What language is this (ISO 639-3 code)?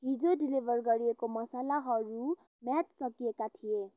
nep